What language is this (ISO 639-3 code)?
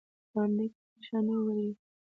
pus